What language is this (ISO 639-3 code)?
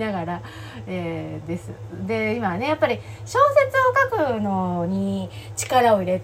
jpn